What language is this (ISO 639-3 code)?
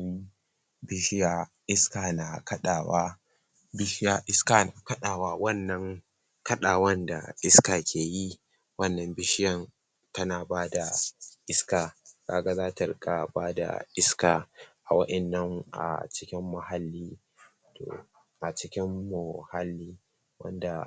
hau